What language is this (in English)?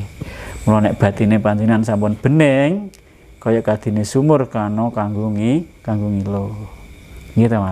Indonesian